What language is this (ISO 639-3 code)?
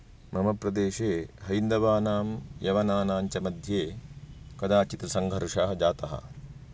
san